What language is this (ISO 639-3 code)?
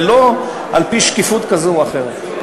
heb